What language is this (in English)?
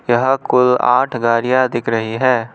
Hindi